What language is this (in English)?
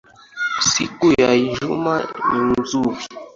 Swahili